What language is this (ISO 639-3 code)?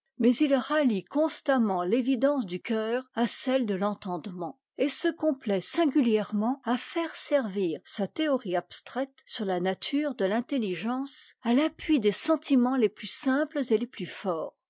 fra